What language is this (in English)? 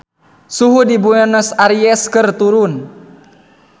Sundanese